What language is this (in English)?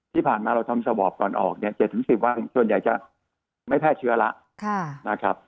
Thai